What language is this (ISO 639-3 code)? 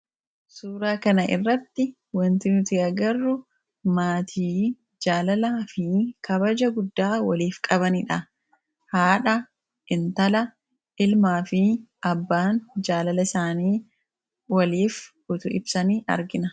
orm